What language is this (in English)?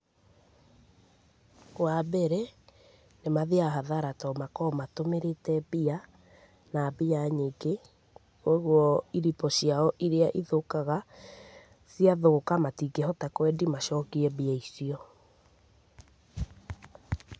Kikuyu